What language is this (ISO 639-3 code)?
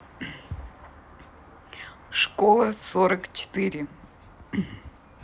rus